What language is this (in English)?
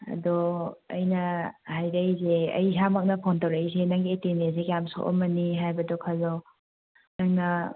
Manipuri